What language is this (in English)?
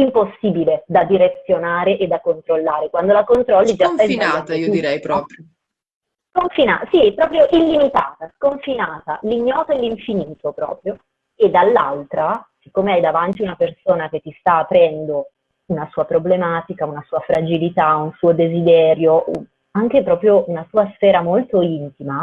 Italian